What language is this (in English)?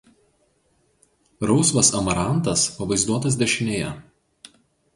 Lithuanian